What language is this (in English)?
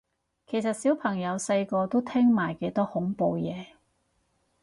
Cantonese